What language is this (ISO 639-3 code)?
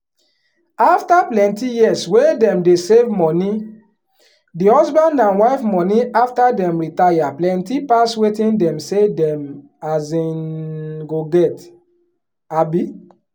pcm